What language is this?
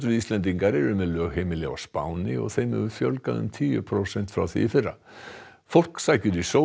Icelandic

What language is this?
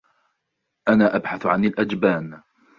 Arabic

